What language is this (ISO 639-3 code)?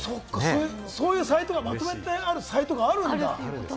jpn